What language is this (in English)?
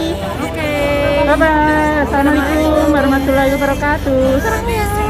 Indonesian